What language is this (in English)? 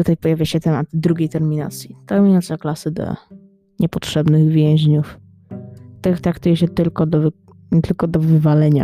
Polish